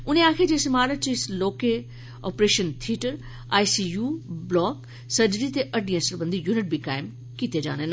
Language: Dogri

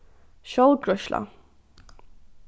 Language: Faroese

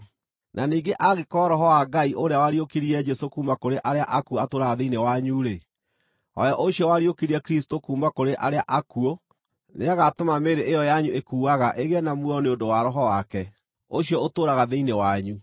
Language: Kikuyu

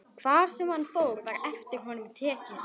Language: Icelandic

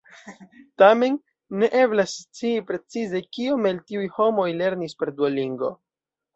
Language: Esperanto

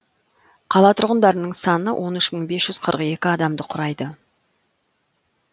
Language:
Kazakh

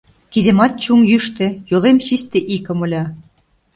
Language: Mari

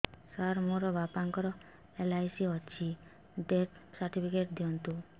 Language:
Odia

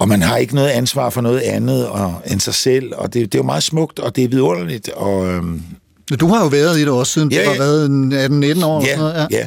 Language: Danish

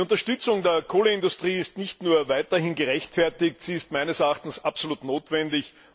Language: German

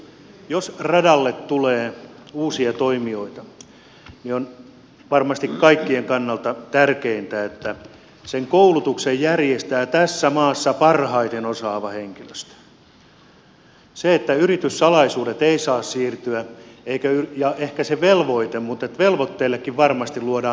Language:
Finnish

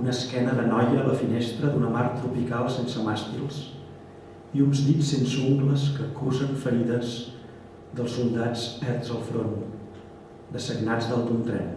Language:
Catalan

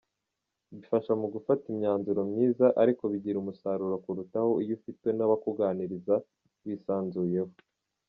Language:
Kinyarwanda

